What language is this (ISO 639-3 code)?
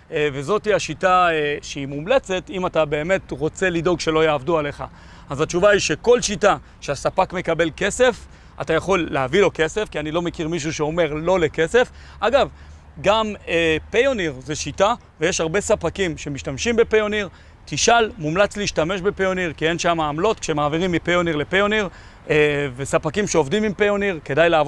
heb